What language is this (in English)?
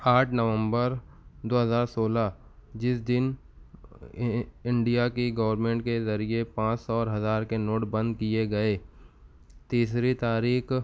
Urdu